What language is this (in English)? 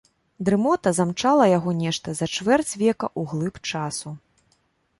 Belarusian